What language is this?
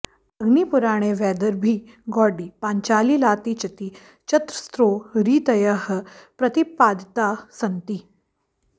Sanskrit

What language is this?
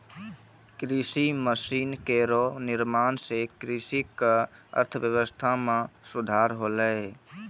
Maithili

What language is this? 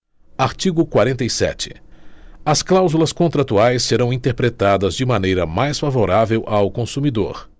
Portuguese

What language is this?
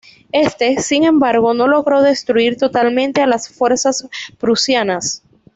Spanish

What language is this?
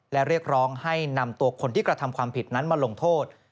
Thai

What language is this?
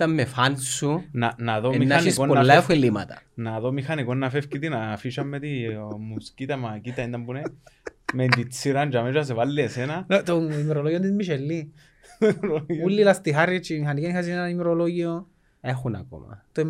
Greek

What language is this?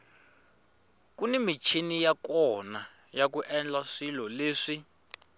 Tsonga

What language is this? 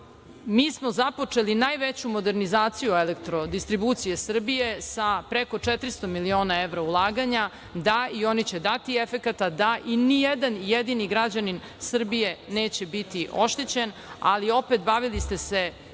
Serbian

